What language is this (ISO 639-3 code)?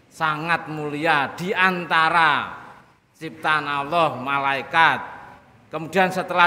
ind